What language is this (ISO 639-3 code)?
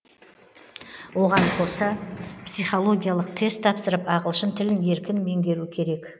kaz